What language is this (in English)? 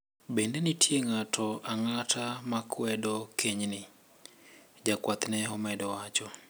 Luo (Kenya and Tanzania)